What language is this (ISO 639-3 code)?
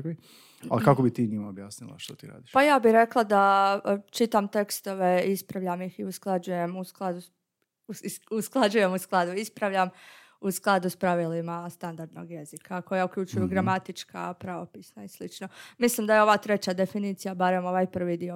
hrv